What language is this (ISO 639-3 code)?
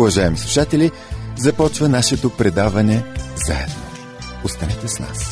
bul